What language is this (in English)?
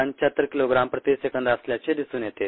Marathi